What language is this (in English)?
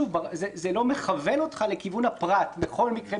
Hebrew